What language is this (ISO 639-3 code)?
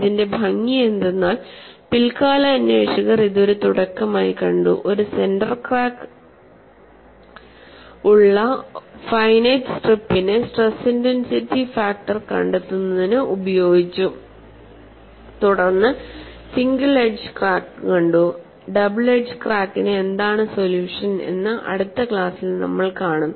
mal